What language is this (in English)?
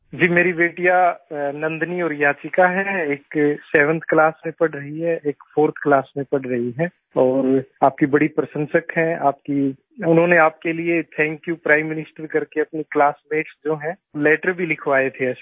Hindi